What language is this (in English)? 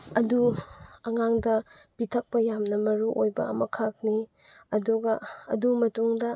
Manipuri